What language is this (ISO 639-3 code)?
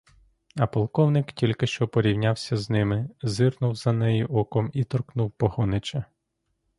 ukr